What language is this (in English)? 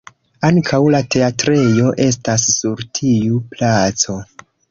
Esperanto